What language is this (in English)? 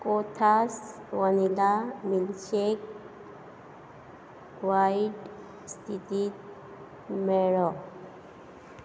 Konkani